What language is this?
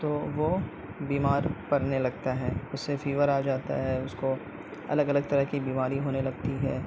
Urdu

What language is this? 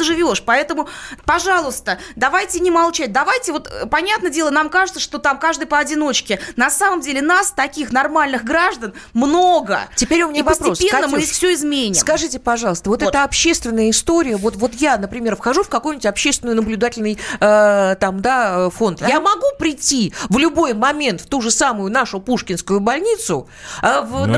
Russian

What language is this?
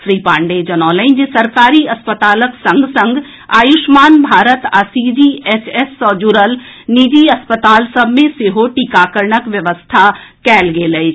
Maithili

